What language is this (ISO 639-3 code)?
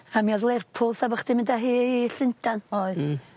cym